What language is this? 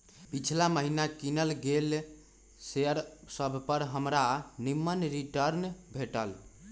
Magahi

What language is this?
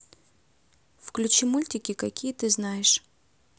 Russian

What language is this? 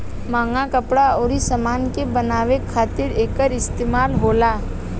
Bhojpuri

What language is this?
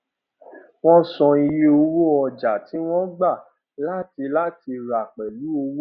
Yoruba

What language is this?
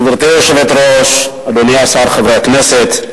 Hebrew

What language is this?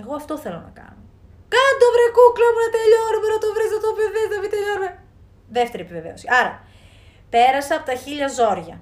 Greek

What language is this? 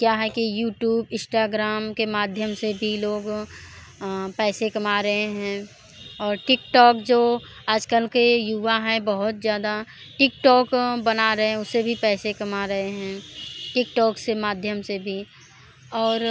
Hindi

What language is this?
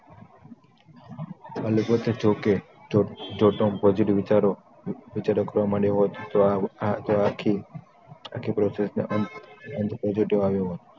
Gujarati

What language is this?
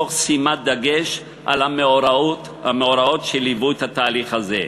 Hebrew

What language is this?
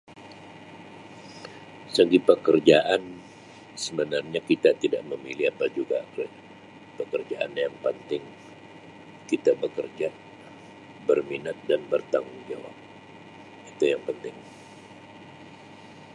Sabah Malay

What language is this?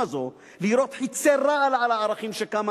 Hebrew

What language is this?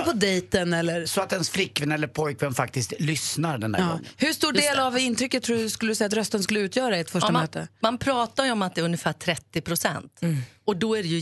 Swedish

